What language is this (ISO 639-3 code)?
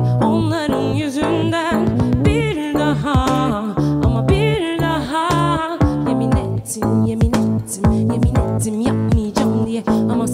tur